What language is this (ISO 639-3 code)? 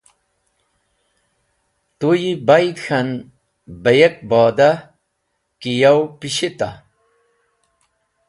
wbl